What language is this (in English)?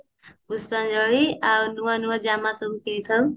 Odia